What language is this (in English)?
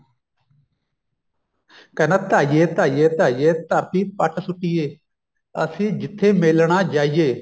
Punjabi